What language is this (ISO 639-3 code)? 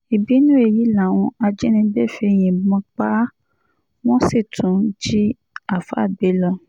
yor